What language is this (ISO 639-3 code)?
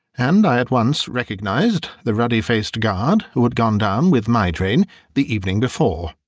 eng